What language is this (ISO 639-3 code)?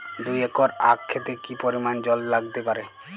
ben